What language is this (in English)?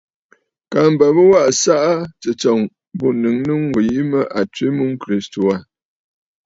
Bafut